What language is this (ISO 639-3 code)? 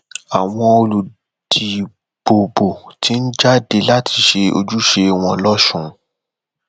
yor